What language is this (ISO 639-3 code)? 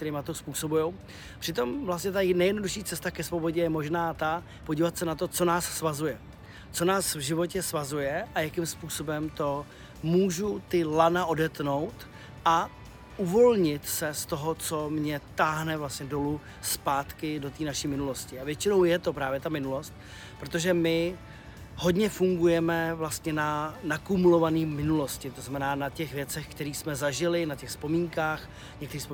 ces